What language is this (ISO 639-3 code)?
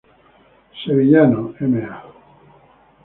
spa